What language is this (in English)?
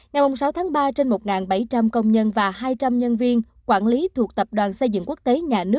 Vietnamese